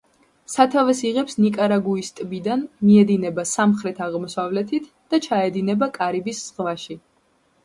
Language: Georgian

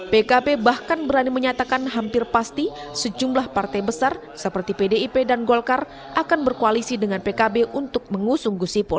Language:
Indonesian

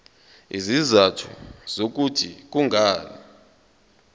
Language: Zulu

